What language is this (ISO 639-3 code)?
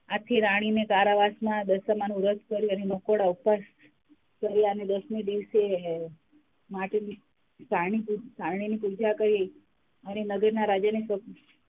guj